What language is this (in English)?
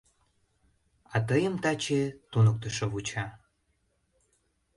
Mari